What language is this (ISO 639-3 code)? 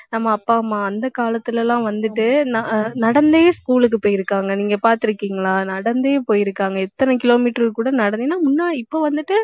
tam